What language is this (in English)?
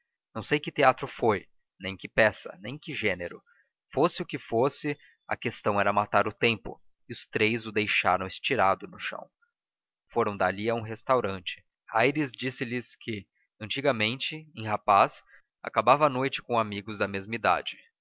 Portuguese